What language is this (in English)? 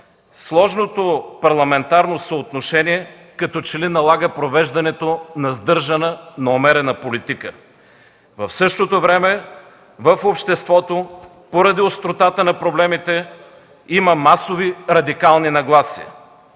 Bulgarian